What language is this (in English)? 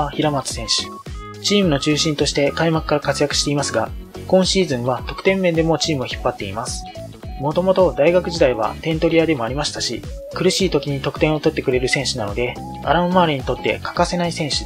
Japanese